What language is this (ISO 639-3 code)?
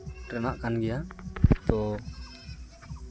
sat